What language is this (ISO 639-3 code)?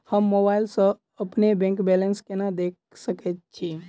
mai